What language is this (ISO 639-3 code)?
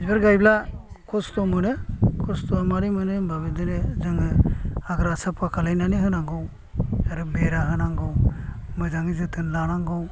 brx